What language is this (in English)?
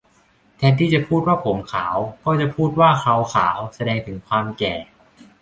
Thai